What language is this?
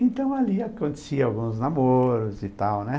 Portuguese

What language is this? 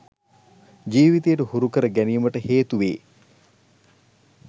Sinhala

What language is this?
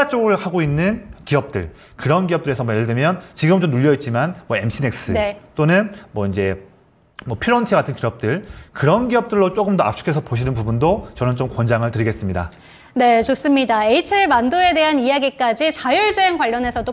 Korean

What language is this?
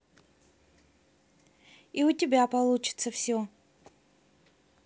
Russian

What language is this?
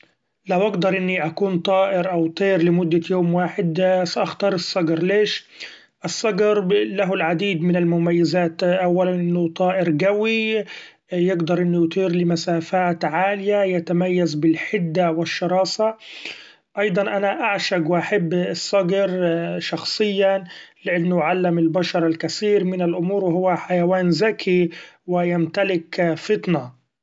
Gulf Arabic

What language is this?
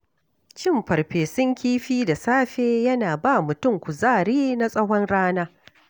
Hausa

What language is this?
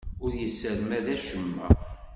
Kabyle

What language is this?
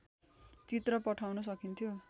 Nepali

